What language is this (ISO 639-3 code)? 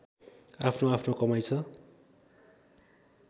nep